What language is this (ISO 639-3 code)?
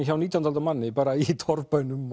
isl